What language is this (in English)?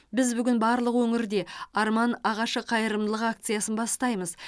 Kazakh